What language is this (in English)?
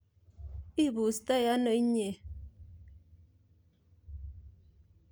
Kalenjin